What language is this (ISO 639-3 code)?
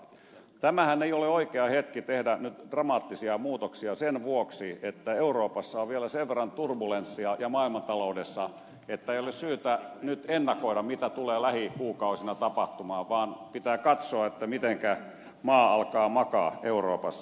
fin